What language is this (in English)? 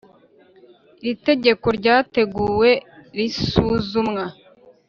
Kinyarwanda